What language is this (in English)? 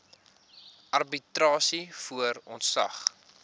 Afrikaans